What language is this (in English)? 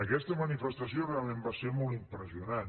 Catalan